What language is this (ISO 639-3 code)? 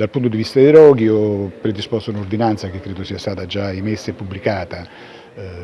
ita